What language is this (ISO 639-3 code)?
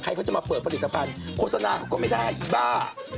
tha